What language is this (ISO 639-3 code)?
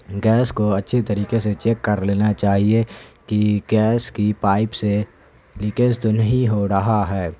urd